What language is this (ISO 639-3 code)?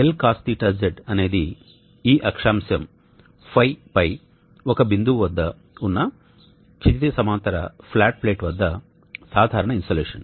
tel